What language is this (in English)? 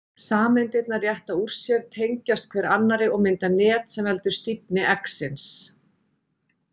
Icelandic